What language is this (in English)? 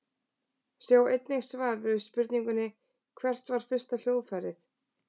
Icelandic